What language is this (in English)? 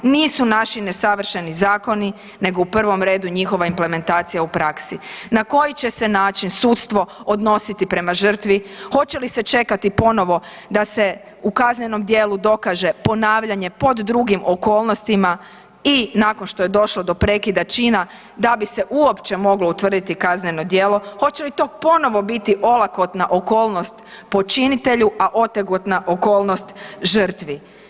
Croatian